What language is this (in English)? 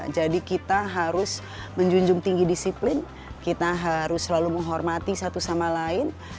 Indonesian